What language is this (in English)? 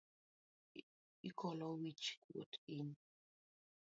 Luo (Kenya and Tanzania)